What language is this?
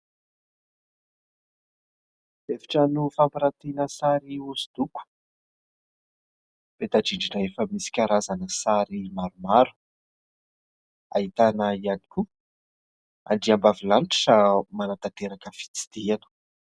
Malagasy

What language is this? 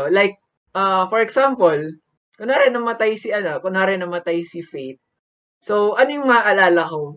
Filipino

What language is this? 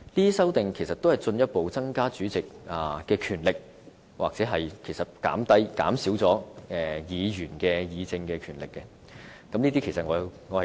Cantonese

